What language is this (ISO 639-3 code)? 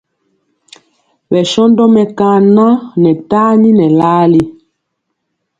mcx